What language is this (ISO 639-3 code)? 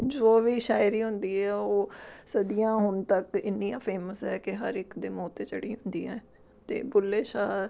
pan